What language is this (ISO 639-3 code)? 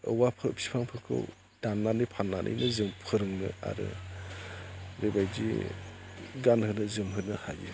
brx